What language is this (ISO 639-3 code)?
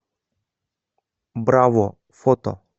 rus